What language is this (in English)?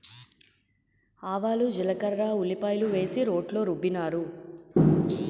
Telugu